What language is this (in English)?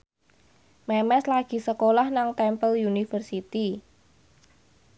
Javanese